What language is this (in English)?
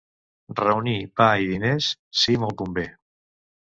Catalan